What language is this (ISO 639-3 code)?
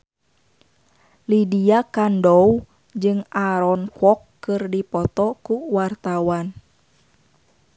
sun